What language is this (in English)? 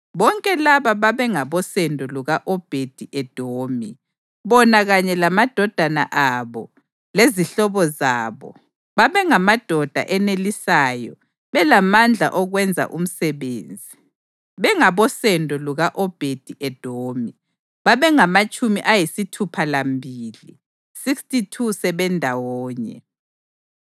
North Ndebele